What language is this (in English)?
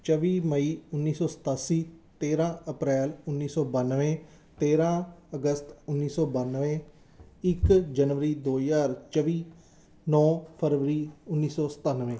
Punjabi